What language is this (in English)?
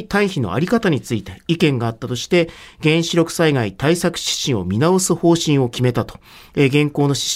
Japanese